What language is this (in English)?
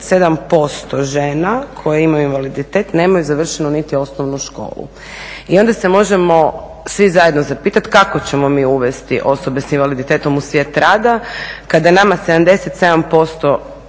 Croatian